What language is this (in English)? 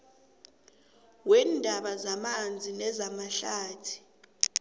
South Ndebele